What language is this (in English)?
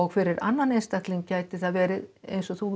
Icelandic